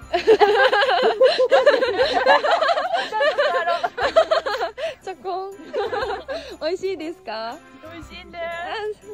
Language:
Japanese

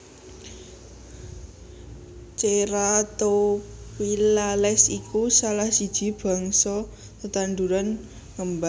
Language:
Javanese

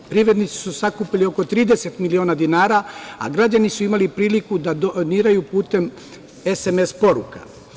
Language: Serbian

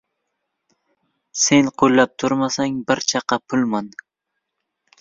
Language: Uzbek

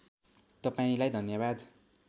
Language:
Nepali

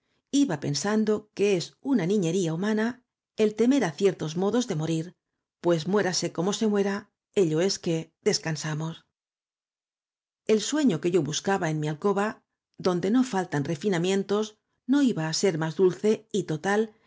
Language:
Spanish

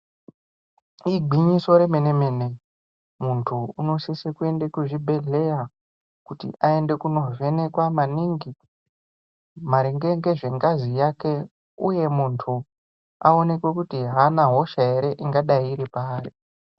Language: Ndau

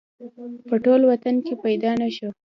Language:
Pashto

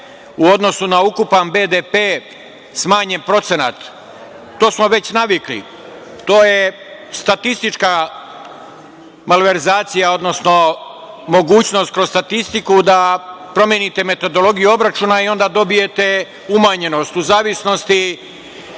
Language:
Serbian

